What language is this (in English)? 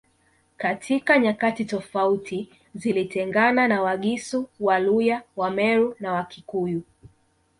Swahili